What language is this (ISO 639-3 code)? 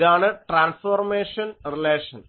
mal